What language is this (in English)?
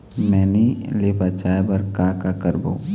Chhattisgarhi